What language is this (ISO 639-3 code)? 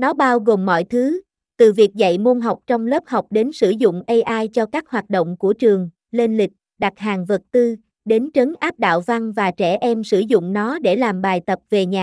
vie